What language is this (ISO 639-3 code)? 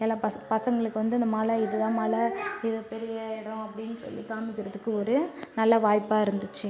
tam